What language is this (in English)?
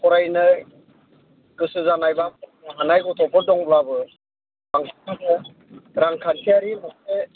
Bodo